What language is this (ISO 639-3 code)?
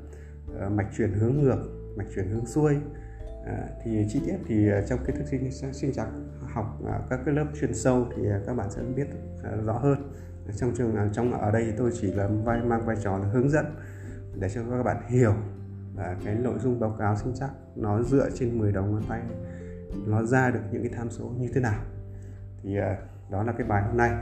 vie